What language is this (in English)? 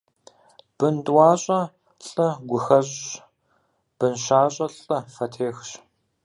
Kabardian